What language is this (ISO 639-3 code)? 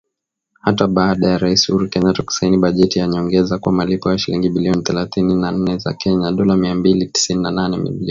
swa